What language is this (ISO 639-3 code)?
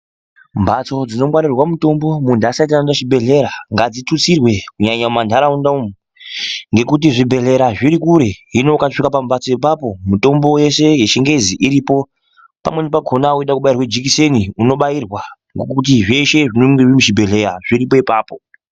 ndc